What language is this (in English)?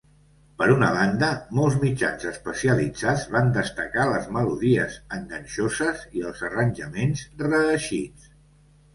Catalan